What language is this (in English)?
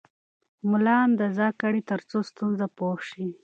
Pashto